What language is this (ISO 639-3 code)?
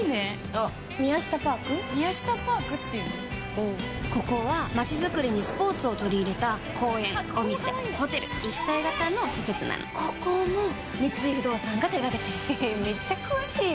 jpn